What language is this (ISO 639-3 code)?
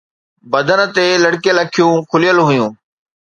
snd